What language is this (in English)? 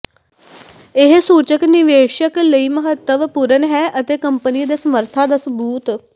Punjabi